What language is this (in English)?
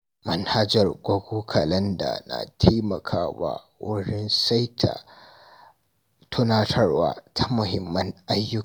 Hausa